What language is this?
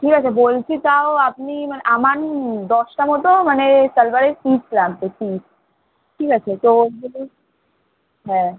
Bangla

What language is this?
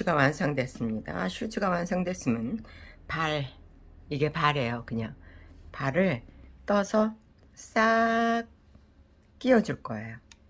Korean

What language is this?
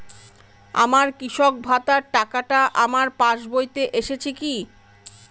Bangla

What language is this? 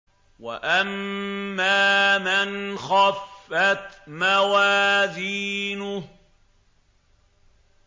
Arabic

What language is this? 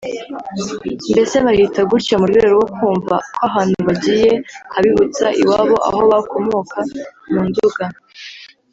Kinyarwanda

